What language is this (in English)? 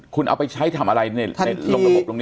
Thai